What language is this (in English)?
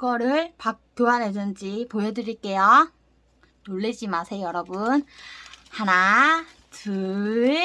Korean